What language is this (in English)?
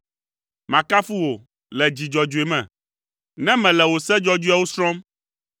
Ewe